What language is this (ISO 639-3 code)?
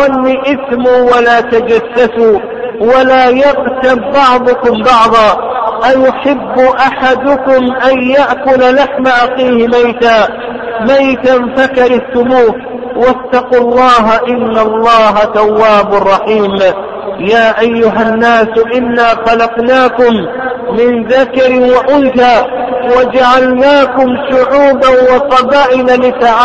ara